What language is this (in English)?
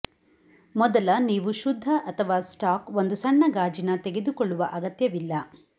Kannada